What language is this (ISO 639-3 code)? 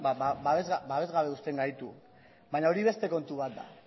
eus